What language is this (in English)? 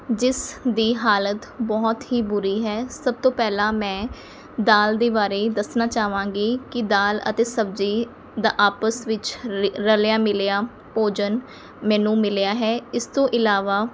Punjabi